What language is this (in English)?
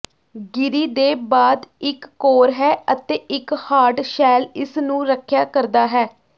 Punjabi